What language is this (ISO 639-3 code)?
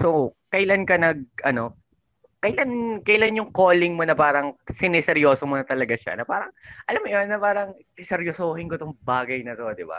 fil